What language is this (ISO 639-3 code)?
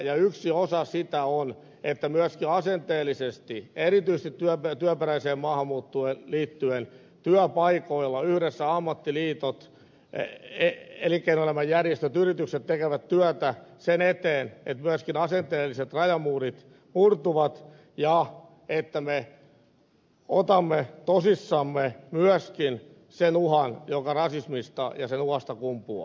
fin